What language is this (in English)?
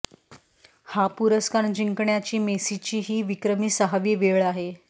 Marathi